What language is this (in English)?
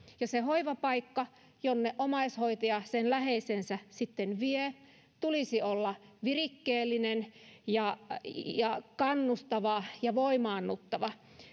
Finnish